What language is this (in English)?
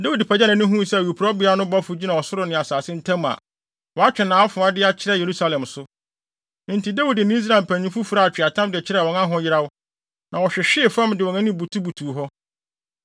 Akan